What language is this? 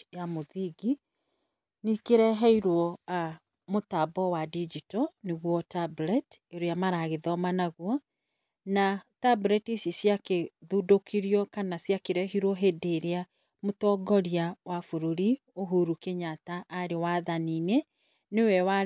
Kikuyu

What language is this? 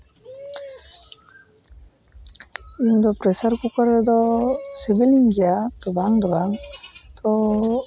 Santali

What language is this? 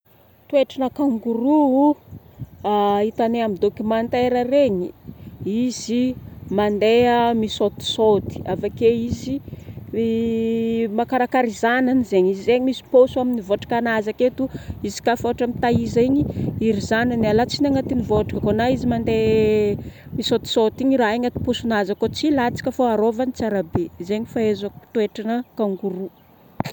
Northern Betsimisaraka Malagasy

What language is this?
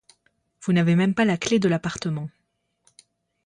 French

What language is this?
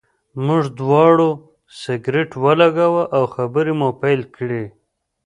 Pashto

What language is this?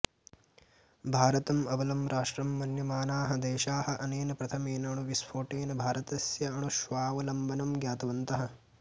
Sanskrit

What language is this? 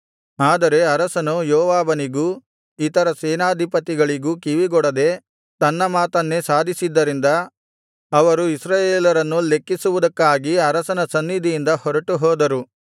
Kannada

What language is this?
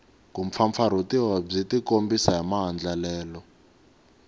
Tsonga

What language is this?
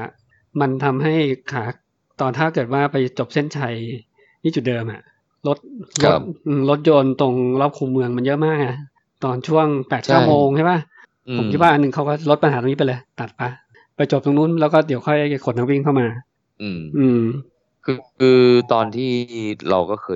Thai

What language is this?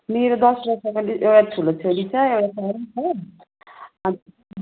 Nepali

